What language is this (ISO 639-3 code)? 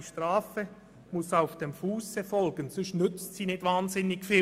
gsw